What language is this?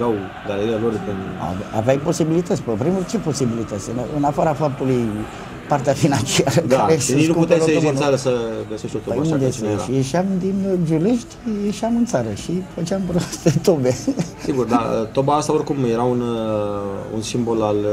Romanian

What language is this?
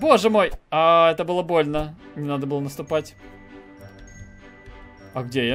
Russian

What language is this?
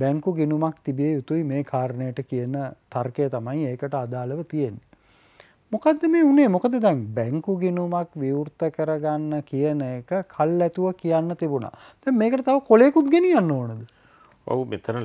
Arabic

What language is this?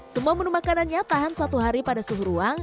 Indonesian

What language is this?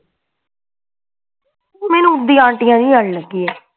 Punjabi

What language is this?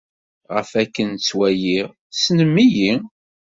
Kabyle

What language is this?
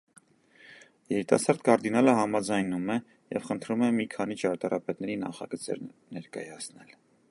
Armenian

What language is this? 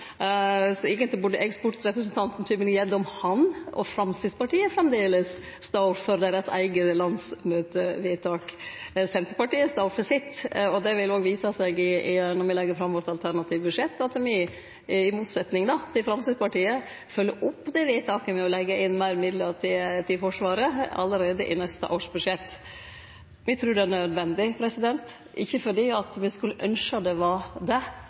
Norwegian Nynorsk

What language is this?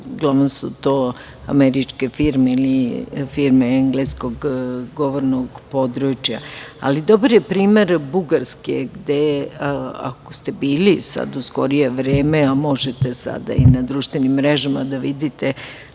Serbian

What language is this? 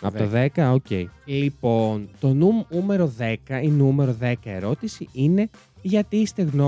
Greek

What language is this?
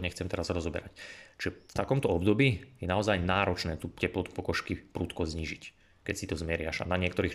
Slovak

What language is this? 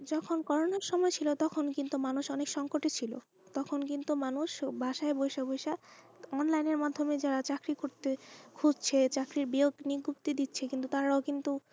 Bangla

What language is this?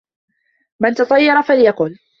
Arabic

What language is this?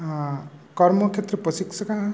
Sanskrit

